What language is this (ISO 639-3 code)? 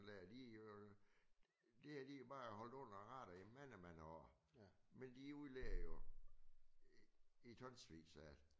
dan